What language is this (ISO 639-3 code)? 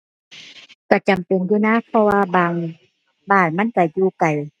tha